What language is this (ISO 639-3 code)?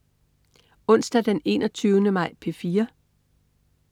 dan